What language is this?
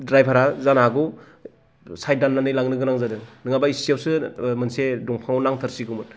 Bodo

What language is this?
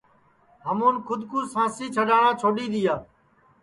Sansi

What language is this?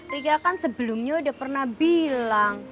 Indonesian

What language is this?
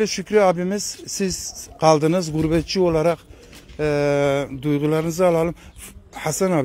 Turkish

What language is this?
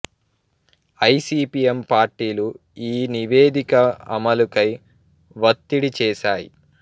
Telugu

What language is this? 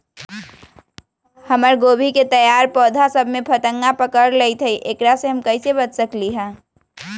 Magahi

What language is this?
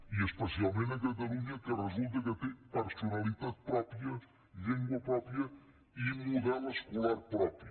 Catalan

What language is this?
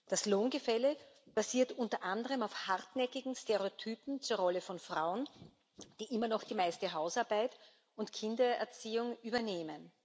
German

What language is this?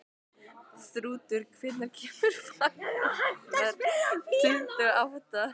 Icelandic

